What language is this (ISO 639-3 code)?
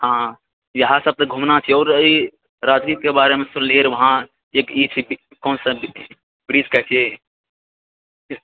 mai